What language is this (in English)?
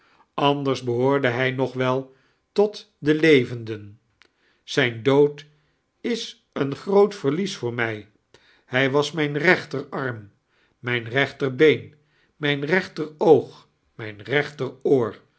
Dutch